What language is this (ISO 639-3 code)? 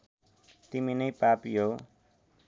nep